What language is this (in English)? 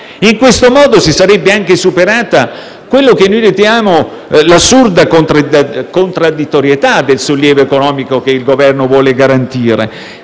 Italian